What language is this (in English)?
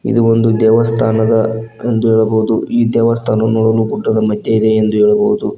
Kannada